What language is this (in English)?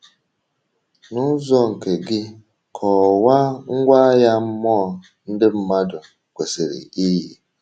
Igbo